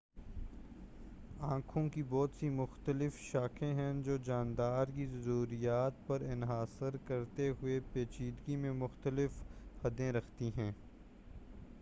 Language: Urdu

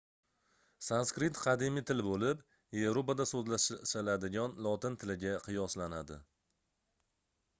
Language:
Uzbek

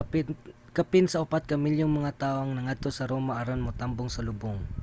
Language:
Cebuano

